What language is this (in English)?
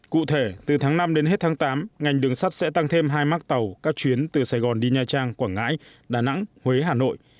Vietnamese